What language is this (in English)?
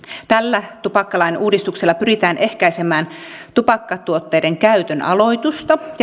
Finnish